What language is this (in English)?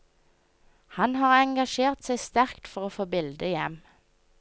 Norwegian